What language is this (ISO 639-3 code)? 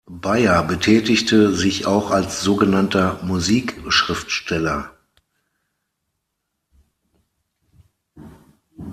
deu